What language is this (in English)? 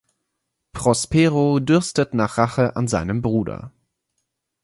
German